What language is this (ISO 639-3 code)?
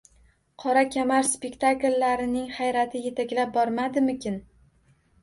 uzb